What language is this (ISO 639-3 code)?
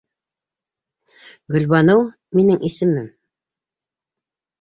bak